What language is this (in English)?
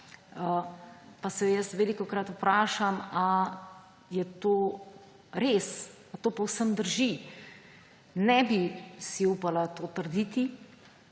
Slovenian